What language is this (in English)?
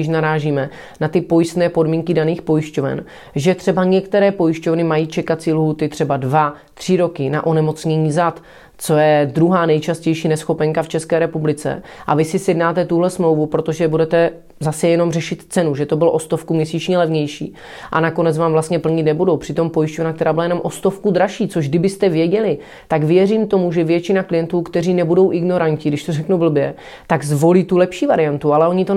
Czech